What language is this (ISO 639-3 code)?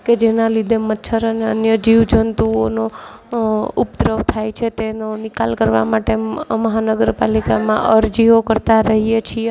guj